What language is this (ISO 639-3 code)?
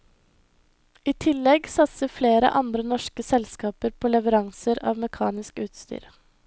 nor